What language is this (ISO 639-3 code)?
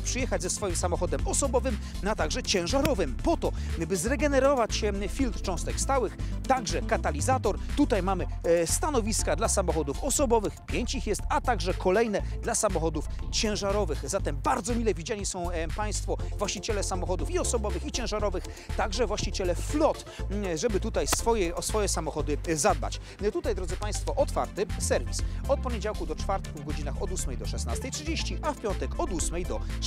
pol